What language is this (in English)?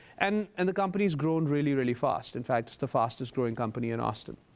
English